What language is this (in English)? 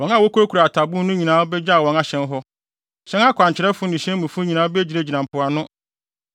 Akan